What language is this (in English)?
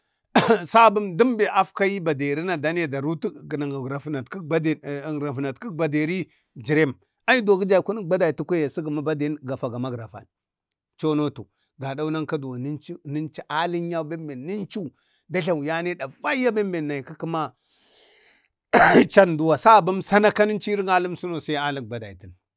Bade